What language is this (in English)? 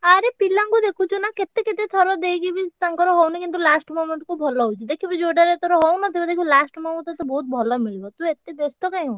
Odia